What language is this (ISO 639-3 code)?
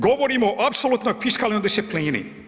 hrv